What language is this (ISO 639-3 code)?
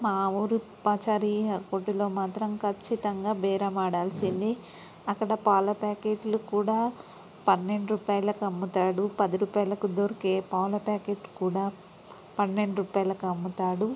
tel